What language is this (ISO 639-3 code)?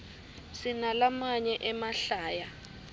ssw